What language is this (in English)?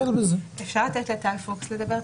Hebrew